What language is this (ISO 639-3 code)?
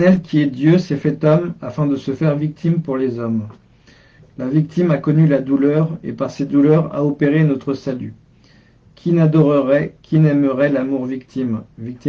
fra